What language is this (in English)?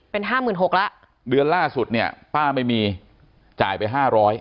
Thai